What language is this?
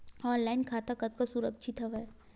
Chhattisgarhi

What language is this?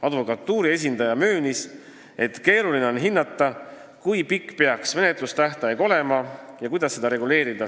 Estonian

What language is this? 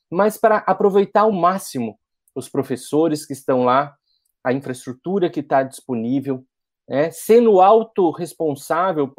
Portuguese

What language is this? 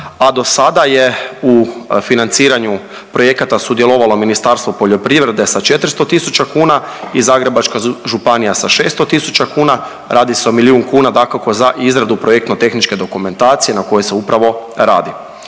Croatian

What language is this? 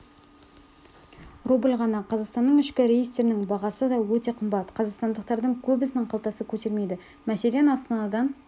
Kazakh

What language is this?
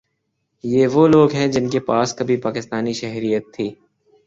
Urdu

